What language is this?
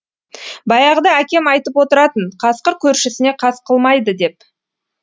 Kazakh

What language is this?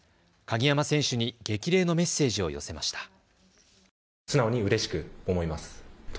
Japanese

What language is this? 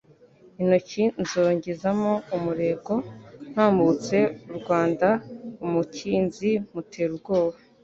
Kinyarwanda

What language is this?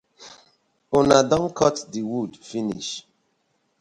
Nigerian Pidgin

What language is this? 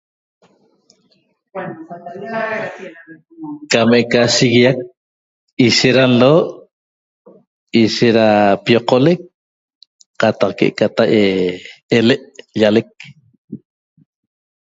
Toba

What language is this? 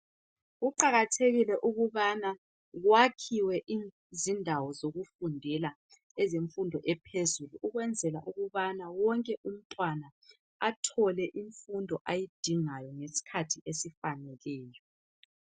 North Ndebele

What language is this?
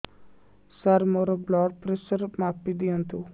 Odia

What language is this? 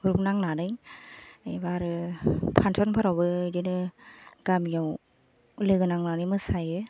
Bodo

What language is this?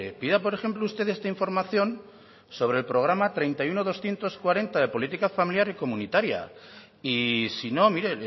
Spanish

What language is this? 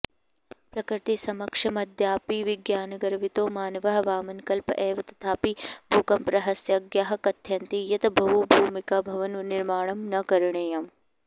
Sanskrit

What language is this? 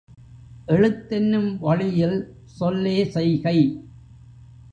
Tamil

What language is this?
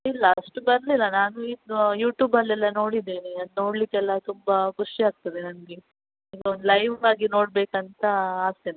Kannada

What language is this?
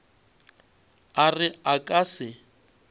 Northern Sotho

